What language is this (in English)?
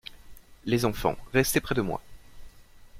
French